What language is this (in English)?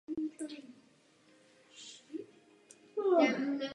Czech